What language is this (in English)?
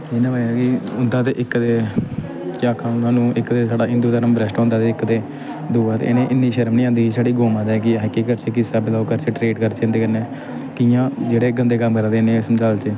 Dogri